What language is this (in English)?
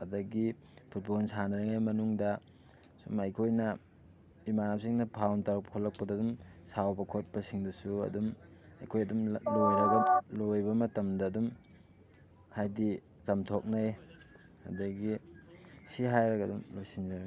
Manipuri